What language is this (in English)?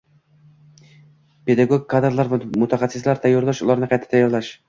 Uzbek